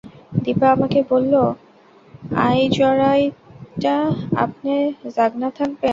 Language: Bangla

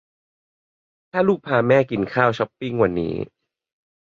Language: Thai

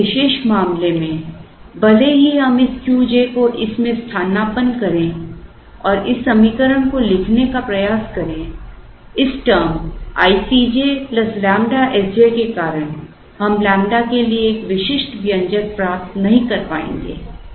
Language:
Hindi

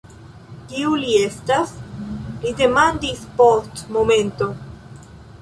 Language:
Esperanto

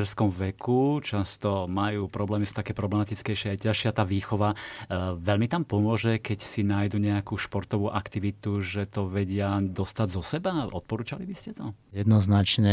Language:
Slovak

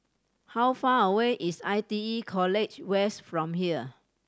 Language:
English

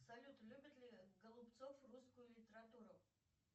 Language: Russian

